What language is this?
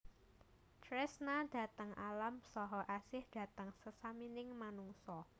Javanese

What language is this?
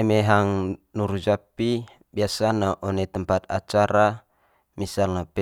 Manggarai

